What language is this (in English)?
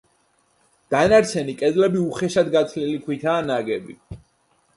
Georgian